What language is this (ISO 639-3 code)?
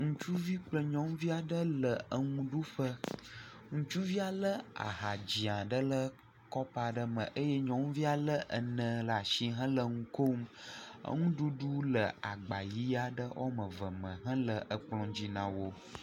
ewe